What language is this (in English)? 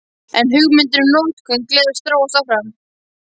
Icelandic